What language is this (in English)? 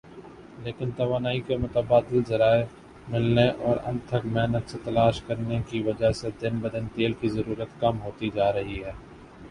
Urdu